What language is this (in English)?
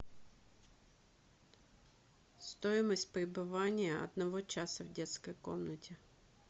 Russian